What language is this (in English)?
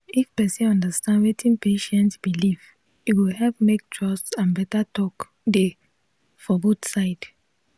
Nigerian Pidgin